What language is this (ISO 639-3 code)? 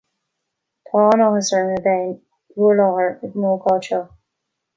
gle